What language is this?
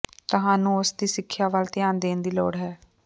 Punjabi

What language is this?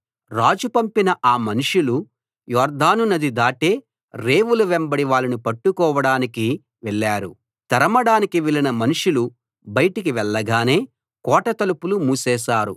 Telugu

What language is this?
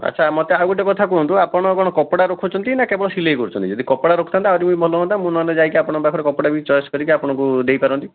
Odia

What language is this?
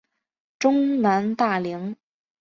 Chinese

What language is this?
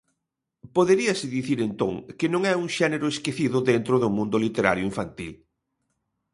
Galician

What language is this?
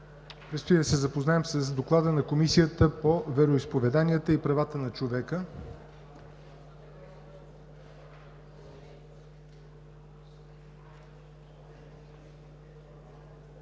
Bulgarian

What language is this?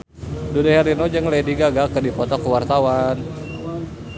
Sundanese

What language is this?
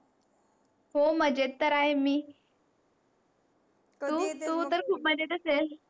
Marathi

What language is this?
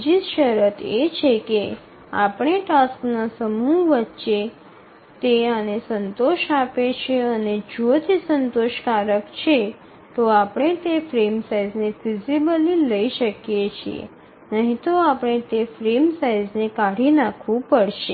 Gujarati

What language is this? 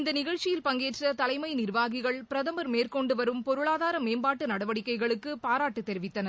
Tamil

